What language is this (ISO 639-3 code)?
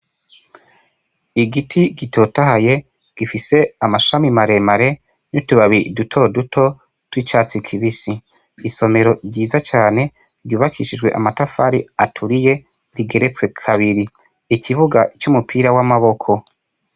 run